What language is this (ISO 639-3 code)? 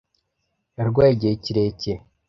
kin